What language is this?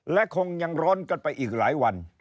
Thai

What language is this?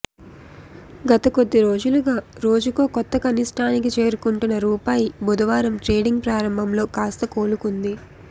Telugu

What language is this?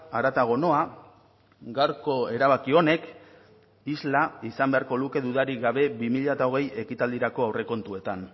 Basque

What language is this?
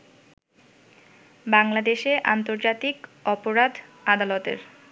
Bangla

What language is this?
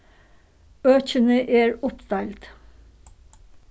Faroese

